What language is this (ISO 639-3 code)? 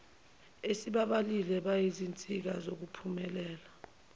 zul